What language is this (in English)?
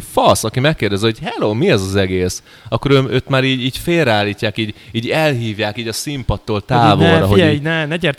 Hungarian